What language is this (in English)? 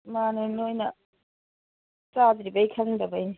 Manipuri